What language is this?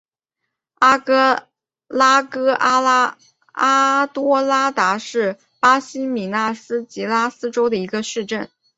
Chinese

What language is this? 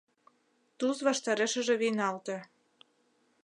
Mari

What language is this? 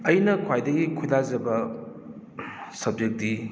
Manipuri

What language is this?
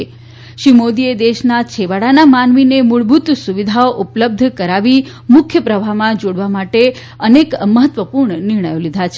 Gujarati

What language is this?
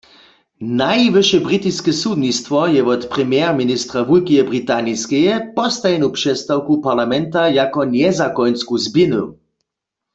Upper Sorbian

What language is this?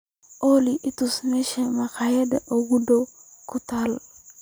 Somali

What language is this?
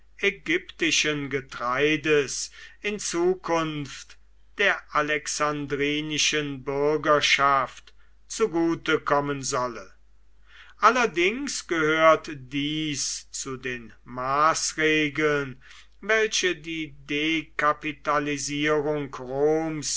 German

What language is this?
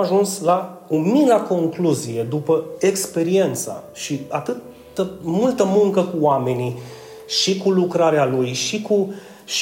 Romanian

